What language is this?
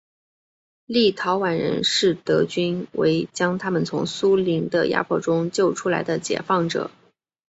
Chinese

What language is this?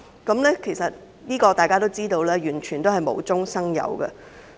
Cantonese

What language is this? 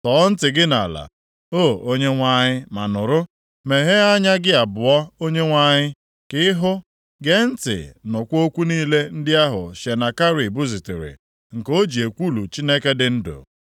Igbo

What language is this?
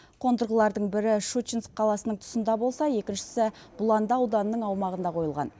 Kazakh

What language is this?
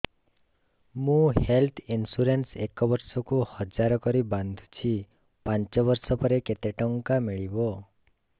Odia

